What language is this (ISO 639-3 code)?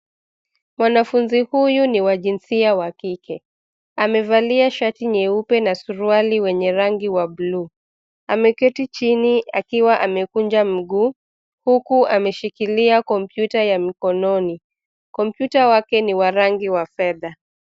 swa